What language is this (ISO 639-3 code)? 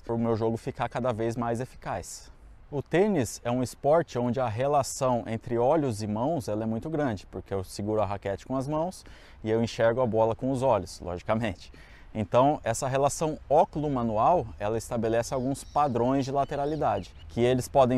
por